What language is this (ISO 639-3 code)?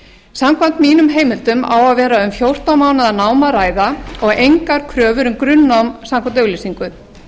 isl